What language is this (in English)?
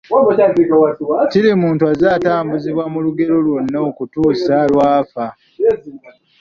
Ganda